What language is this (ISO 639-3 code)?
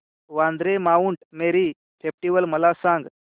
mar